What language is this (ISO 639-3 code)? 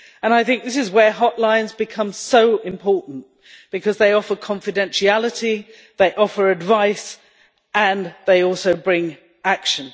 eng